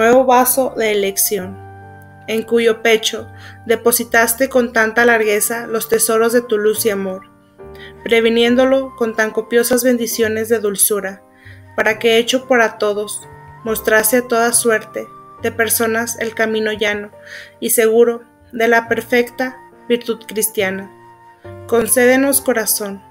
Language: Spanish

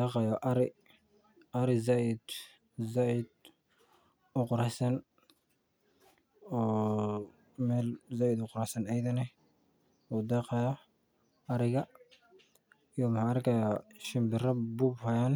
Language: Somali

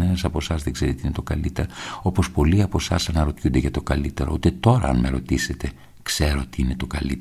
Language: Greek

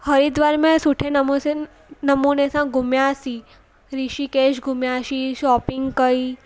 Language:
Sindhi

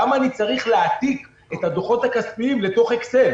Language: Hebrew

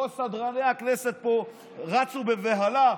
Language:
Hebrew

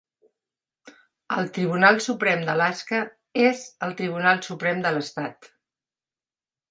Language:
Catalan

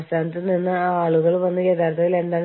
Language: Malayalam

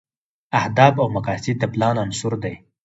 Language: Pashto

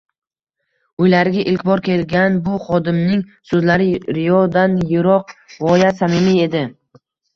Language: Uzbek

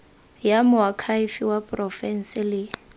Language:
Tswana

